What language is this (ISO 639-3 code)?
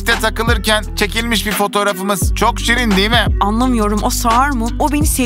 tur